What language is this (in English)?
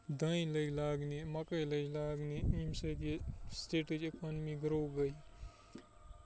Kashmiri